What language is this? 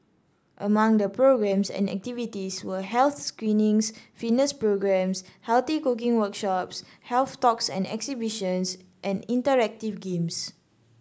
English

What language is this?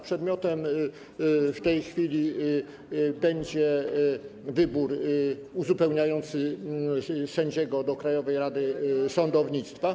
Polish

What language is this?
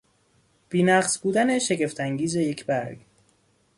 Persian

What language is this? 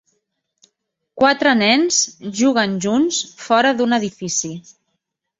Catalan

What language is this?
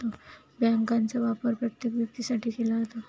Marathi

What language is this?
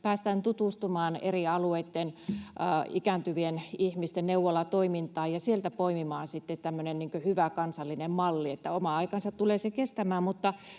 Finnish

